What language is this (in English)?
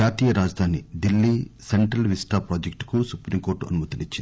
Telugu